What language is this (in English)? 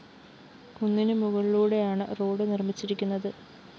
Malayalam